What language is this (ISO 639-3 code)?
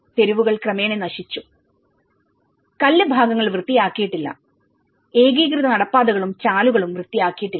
mal